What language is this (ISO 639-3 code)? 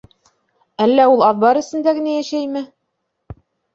bak